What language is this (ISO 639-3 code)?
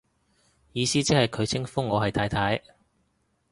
yue